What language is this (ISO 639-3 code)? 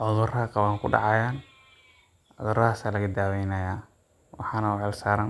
som